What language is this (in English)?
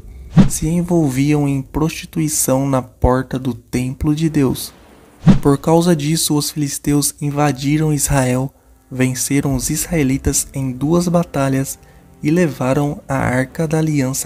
Portuguese